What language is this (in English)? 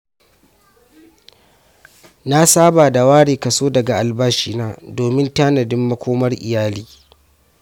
Hausa